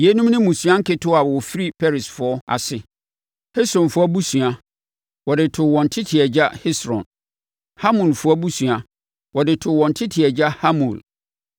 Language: Akan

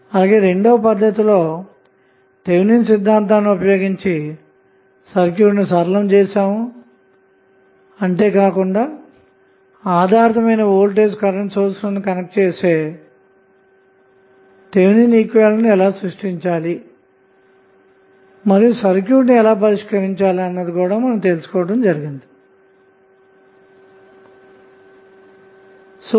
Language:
Telugu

